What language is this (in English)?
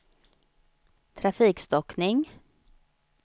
Swedish